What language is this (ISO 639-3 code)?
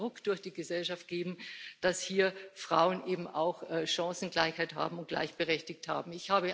deu